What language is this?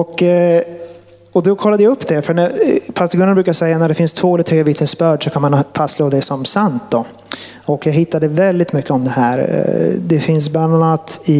Swedish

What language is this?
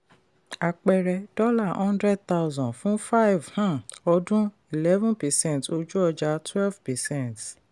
Yoruba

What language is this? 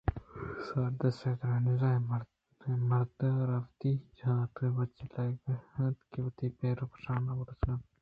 Eastern Balochi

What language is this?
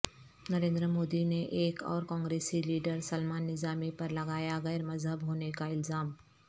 Urdu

